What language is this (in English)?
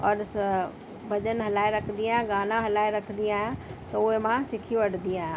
Sindhi